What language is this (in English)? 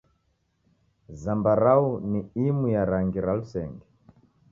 Taita